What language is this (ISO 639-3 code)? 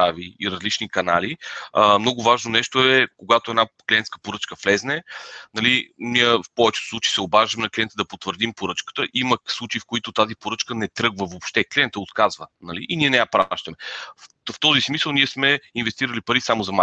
bul